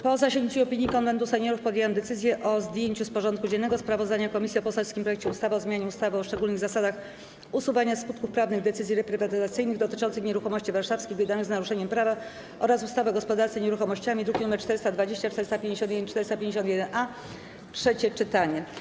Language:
Polish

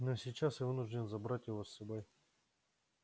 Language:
Russian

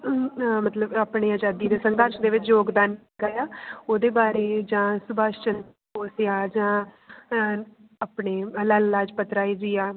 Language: Punjabi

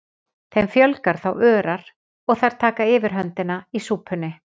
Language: Icelandic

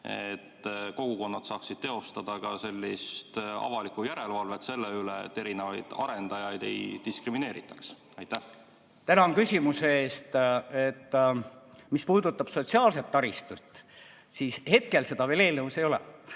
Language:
Estonian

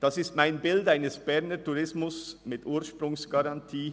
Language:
Swiss German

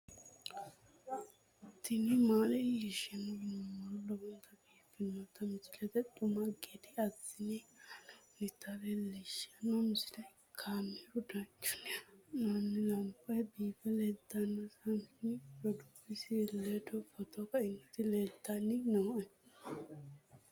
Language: Sidamo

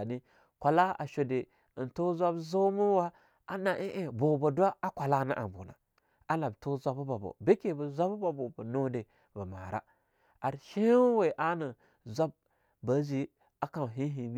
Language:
Longuda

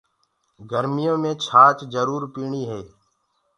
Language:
Gurgula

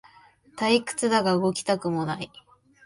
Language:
Japanese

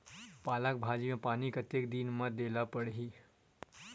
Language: Chhattisgarhi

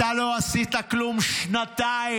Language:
Hebrew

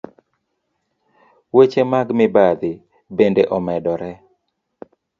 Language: Luo (Kenya and Tanzania)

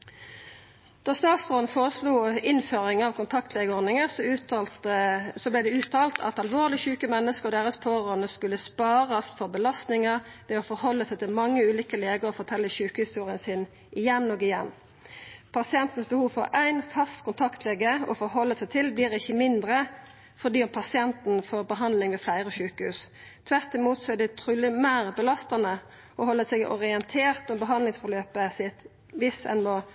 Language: Norwegian Nynorsk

